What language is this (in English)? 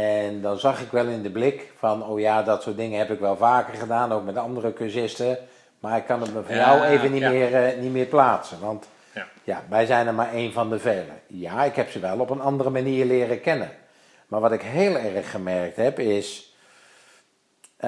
Dutch